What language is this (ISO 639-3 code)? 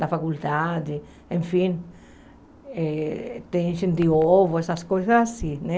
por